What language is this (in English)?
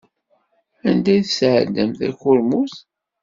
Kabyle